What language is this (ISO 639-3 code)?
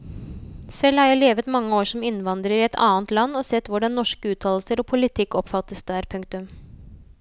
nor